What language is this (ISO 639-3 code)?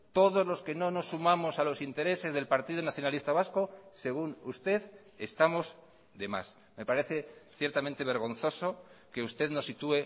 spa